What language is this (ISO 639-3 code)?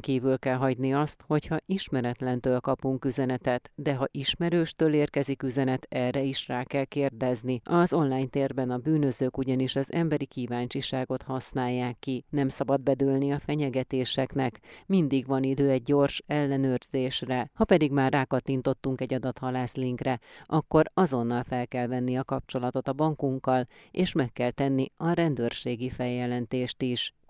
hun